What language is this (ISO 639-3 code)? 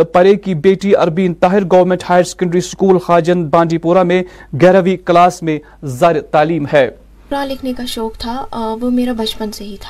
urd